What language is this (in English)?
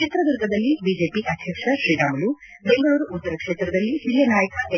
Kannada